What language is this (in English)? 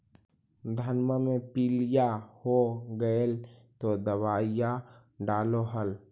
Magahi